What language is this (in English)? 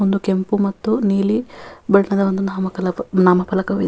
Kannada